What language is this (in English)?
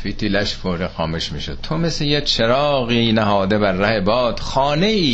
Persian